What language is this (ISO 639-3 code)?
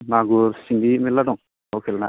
brx